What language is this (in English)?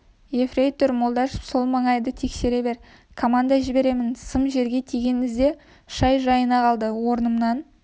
Kazakh